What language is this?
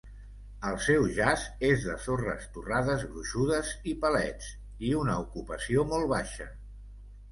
Catalan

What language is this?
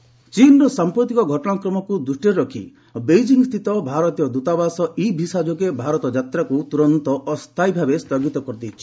Odia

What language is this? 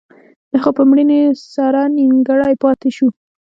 Pashto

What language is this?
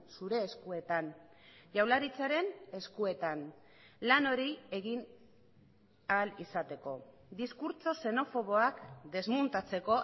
Basque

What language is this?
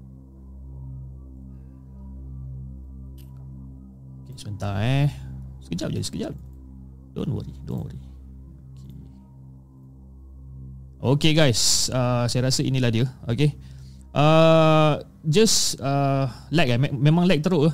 Malay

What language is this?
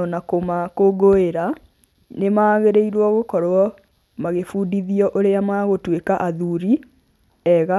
Kikuyu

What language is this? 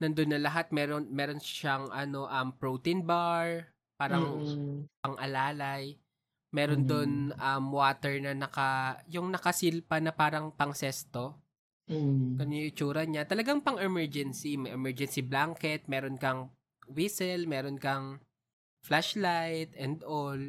Filipino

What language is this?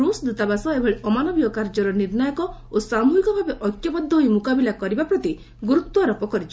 Odia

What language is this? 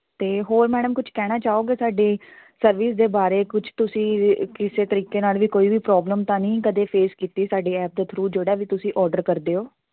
Punjabi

